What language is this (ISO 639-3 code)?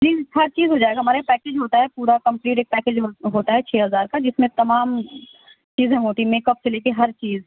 urd